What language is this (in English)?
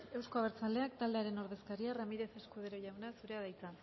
Basque